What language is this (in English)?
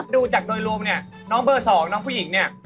Thai